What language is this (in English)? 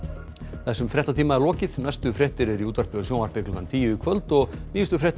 Icelandic